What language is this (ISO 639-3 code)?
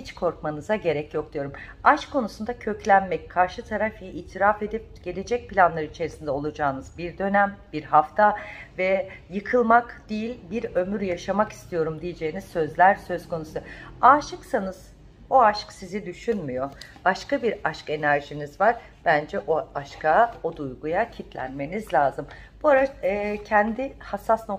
tur